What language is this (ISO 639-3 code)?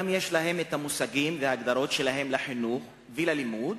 heb